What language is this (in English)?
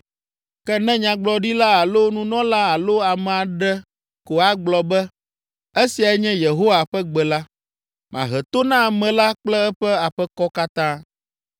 Ewe